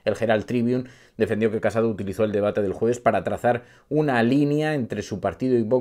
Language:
Spanish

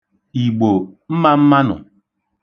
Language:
Igbo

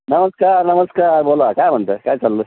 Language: Marathi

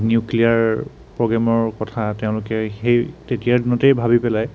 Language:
Assamese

